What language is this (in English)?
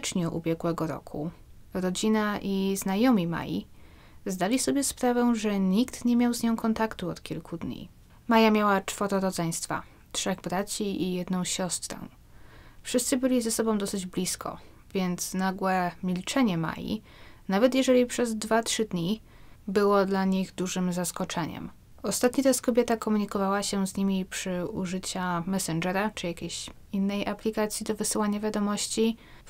Polish